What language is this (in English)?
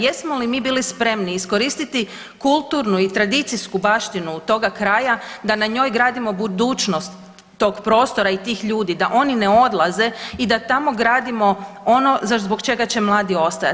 Croatian